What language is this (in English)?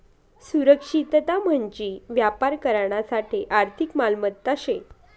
Marathi